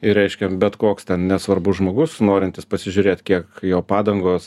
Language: Lithuanian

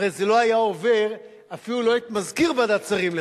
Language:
Hebrew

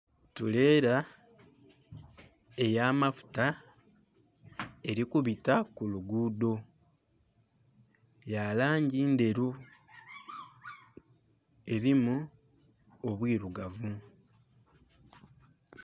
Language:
Soga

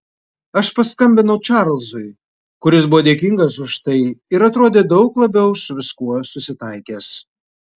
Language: Lithuanian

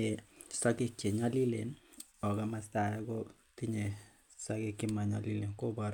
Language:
Kalenjin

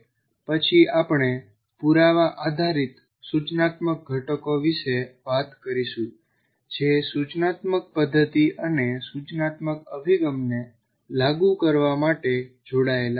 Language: Gujarati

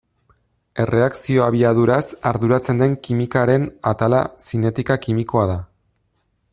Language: Basque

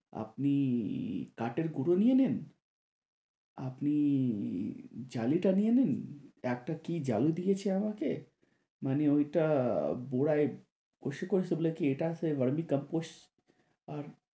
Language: Bangla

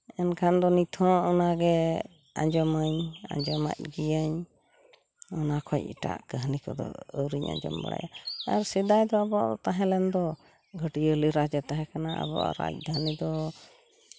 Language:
Santali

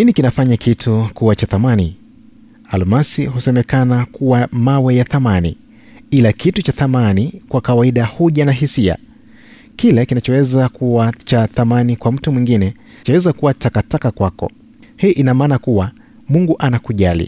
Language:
Swahili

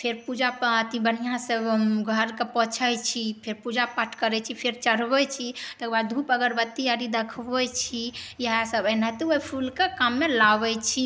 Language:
Maithili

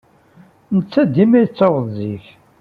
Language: Kabyle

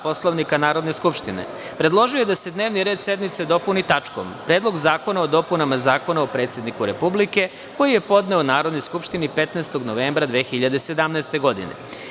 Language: Serbian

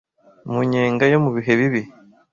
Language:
Kinyarwanda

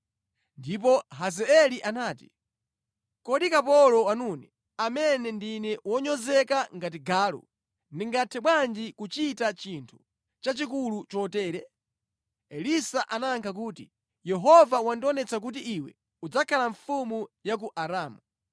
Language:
Nyanja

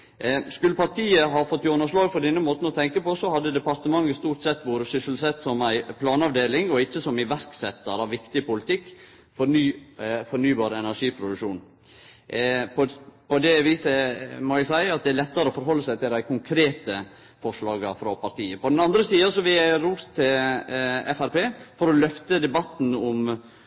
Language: Norwegian Nynorsk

